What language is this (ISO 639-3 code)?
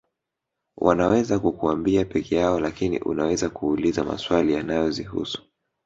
swa